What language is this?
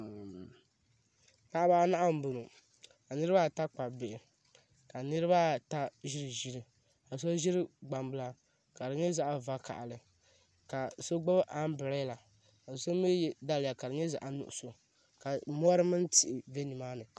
Dagbani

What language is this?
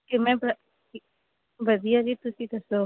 Punjabi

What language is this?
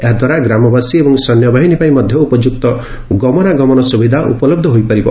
Odia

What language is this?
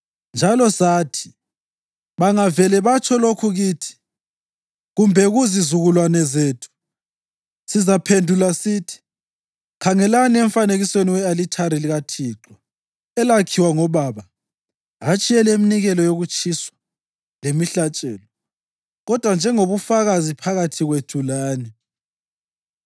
North Ndebele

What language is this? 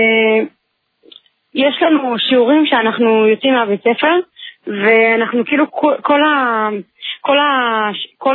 Hebrew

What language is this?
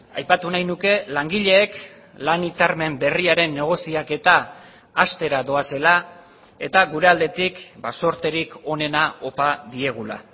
Basque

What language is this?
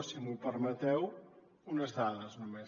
Catalan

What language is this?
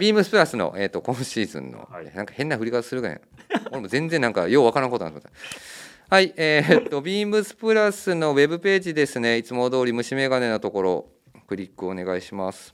Japanese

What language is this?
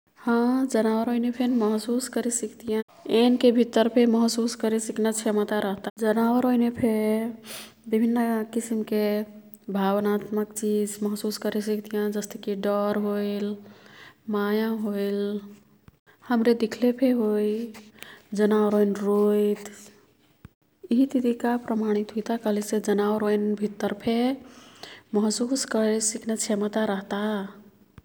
Kathoriya Tharu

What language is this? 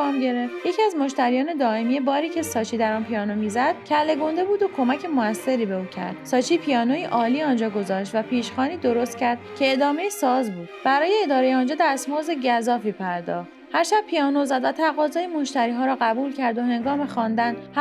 Persian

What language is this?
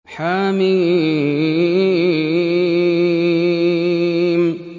Arabic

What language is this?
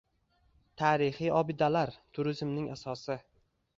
Uzbek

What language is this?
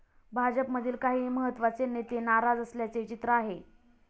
Marathi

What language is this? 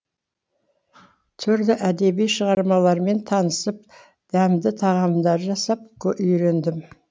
Kazakh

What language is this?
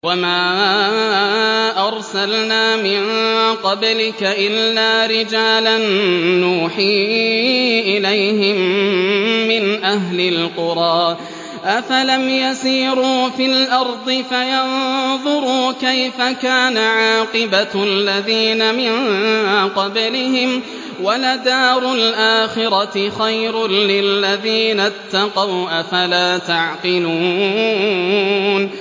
Arabic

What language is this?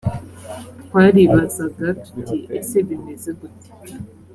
Kinyarwanda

